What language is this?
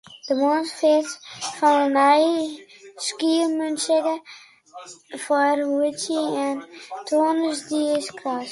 Western Frisian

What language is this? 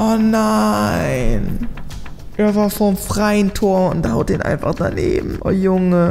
German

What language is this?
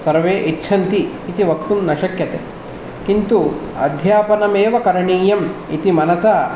Sanskrit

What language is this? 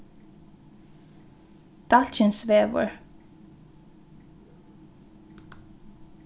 Faroese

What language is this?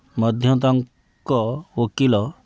Odia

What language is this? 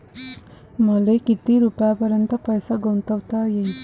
Marathi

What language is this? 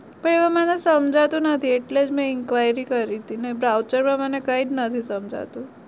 Gujarati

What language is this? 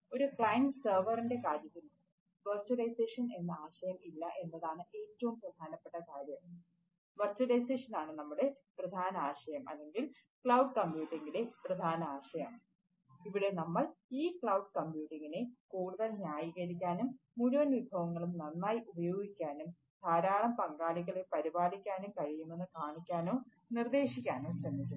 Malayalam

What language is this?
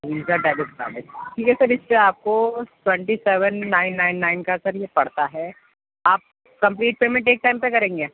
Urdu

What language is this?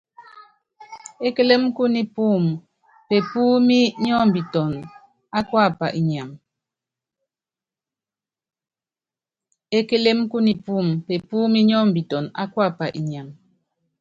Yangben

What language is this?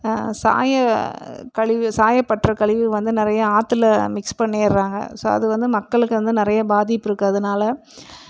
Tamil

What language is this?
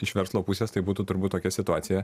Lithuanian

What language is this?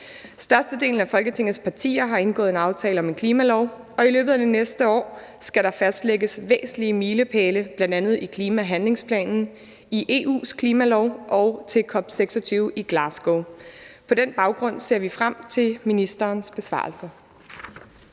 Danish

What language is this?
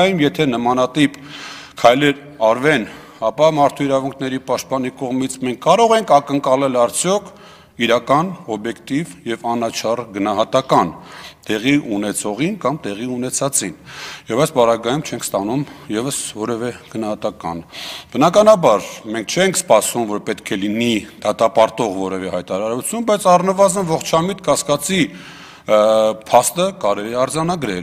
Turkish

